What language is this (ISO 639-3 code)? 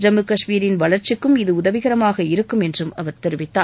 tam